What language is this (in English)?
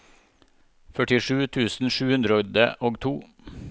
Norwegian